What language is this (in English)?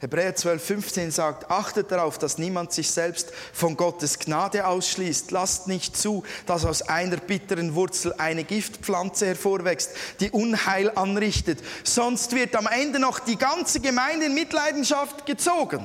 German